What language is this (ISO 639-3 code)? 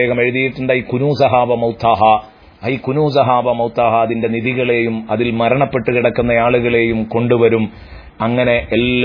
ara